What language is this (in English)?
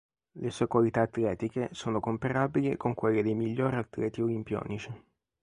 Italian